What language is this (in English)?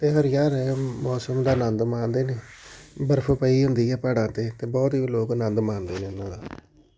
Punjabi